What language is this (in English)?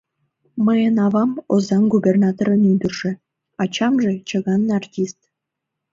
Mari